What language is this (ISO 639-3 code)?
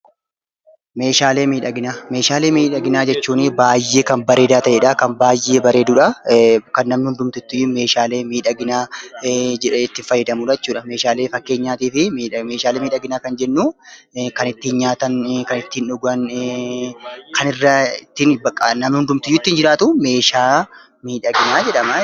orm